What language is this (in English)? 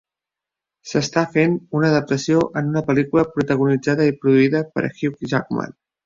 Catalan